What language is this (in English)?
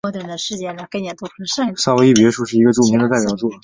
Chinese